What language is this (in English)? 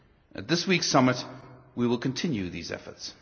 English